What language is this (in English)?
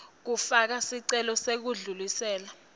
Swati